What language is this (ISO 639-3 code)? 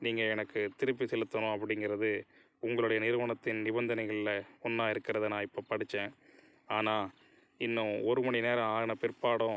tam